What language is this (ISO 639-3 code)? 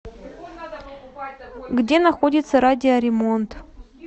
rus